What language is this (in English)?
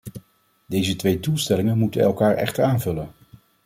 Dutch